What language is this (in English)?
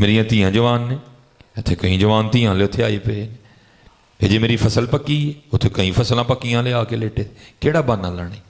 Urdu